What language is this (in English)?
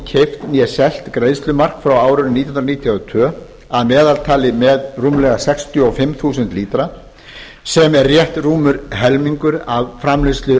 Icelandic